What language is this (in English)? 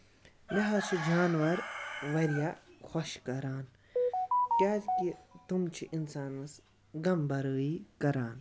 Kashmiri